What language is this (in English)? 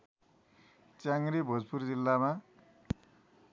Nepali